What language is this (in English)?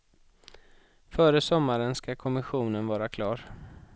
Swedish